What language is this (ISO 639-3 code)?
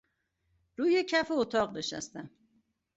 fas